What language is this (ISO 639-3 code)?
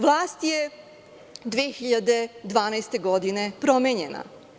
srp